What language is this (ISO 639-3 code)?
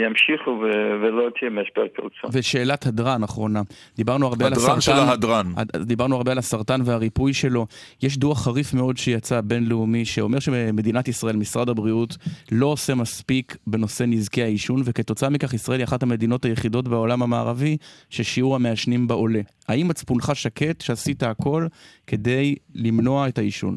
heb